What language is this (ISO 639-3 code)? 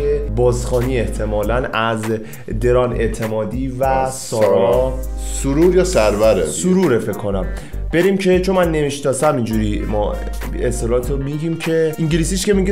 fas